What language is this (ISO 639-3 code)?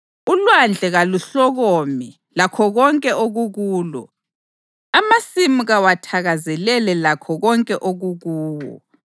nde